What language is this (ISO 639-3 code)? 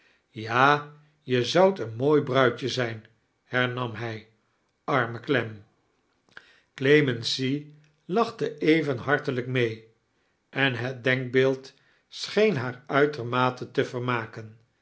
nld